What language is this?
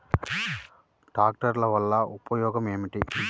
Telugu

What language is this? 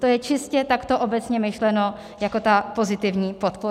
Czech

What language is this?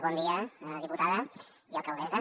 Catalan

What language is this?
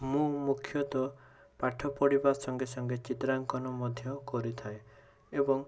Odia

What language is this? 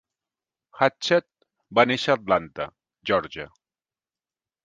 Catalan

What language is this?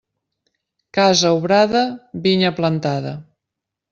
Catalan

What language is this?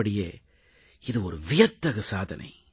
Tamil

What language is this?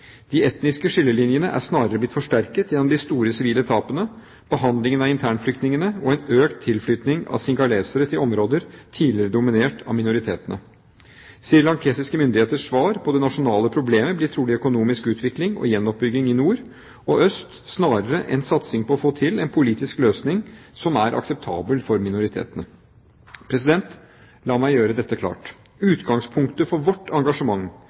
Norwegian Bokmål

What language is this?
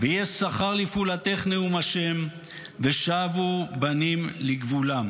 Hebrew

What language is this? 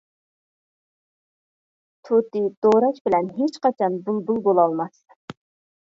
Uyghur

